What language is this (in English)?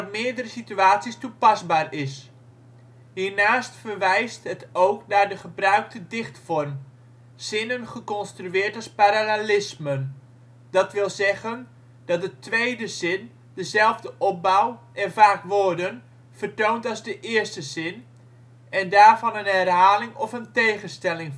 Dutch